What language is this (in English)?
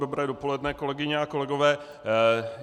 Czech